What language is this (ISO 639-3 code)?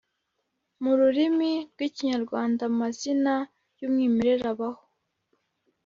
kin